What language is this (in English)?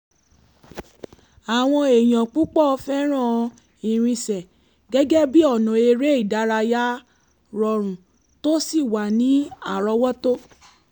Yoruba